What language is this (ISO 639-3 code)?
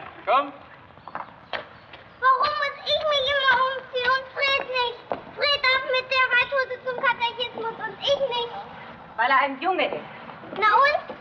deu